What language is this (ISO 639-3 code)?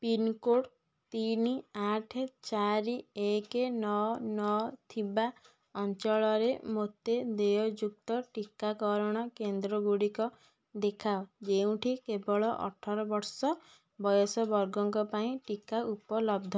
ori